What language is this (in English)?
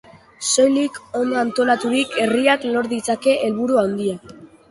Basque